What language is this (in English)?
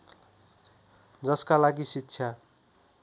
Nepali